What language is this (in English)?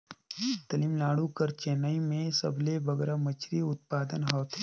Chhattisgarhi